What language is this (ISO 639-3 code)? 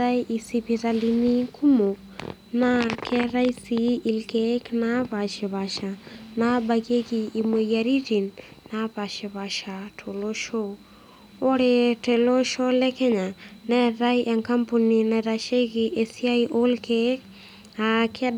mas